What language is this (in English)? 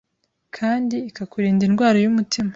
Kinyarwanda